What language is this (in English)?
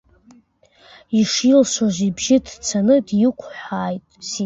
Abkhazian